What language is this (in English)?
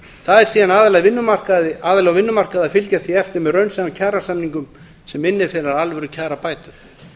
Icelandic